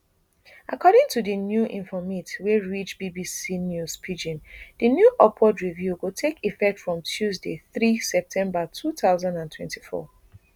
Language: Nigerian Pidgin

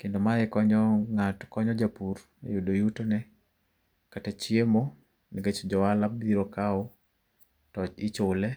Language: Luo (Kenya and Tanzania)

